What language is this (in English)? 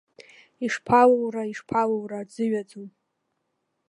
Abkhazian